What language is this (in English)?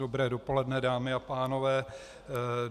Czech